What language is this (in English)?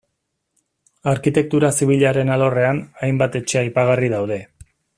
Basque